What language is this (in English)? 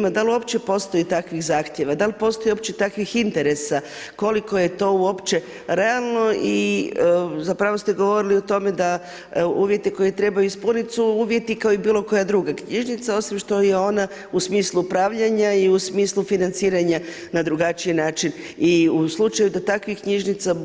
Croatian